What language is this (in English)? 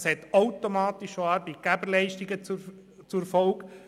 Swiss German